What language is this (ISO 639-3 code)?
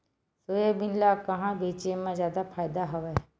hne